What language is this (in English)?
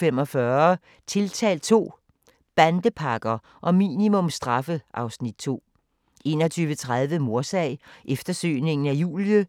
Danish